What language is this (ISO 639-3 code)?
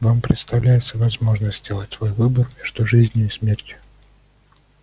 rus